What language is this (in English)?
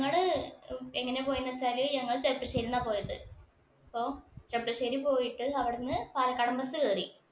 Malayalam